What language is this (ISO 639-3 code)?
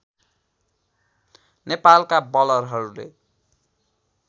nep